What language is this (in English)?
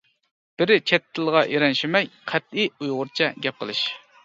Uyghur